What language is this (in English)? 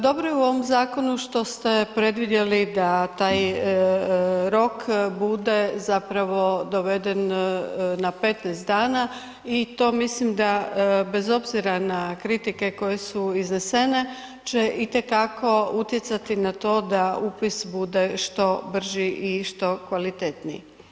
Croatian